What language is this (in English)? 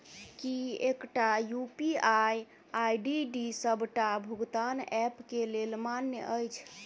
Maithili